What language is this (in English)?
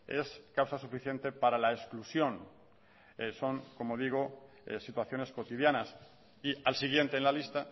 Spanish